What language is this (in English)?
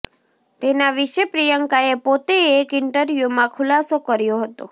Gujarati